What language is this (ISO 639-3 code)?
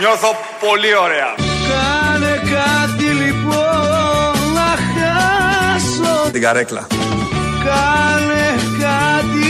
ell